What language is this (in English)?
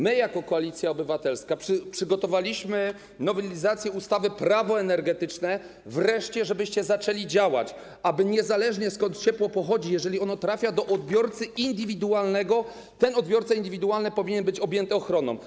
Polish